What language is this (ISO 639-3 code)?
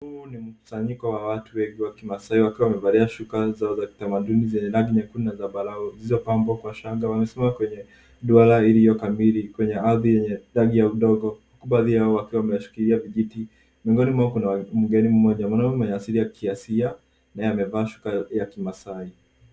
swa